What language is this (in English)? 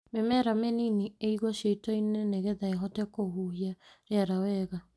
Kikuyu